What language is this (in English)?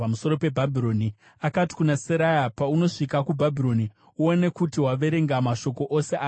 Shona